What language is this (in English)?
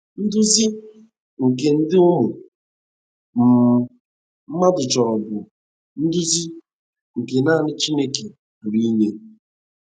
Igbo